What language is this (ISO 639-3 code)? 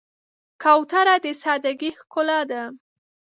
pus